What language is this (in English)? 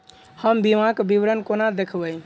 Maithili